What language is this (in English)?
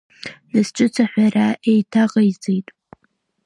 Abkhazian